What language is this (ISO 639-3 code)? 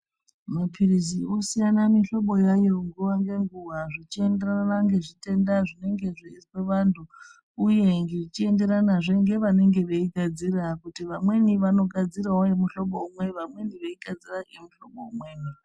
ndc